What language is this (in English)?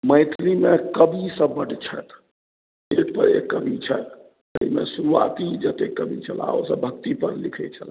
Maithili